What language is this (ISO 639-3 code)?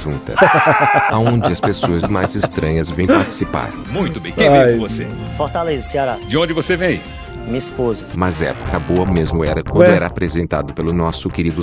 por